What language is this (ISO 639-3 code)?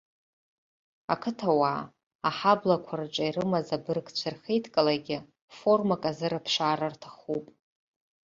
abk